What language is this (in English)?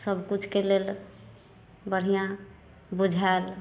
Maithili